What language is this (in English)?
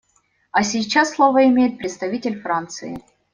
Russian